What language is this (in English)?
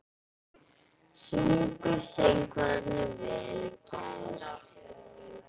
Icelandic